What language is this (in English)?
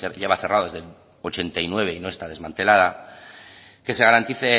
Spanish